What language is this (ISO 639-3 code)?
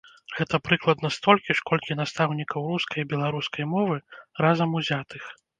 bel